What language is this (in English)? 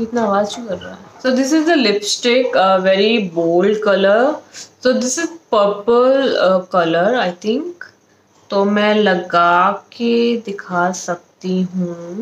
Hindi